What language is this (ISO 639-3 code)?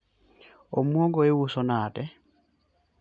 luo